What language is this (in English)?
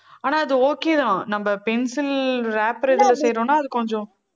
Tamil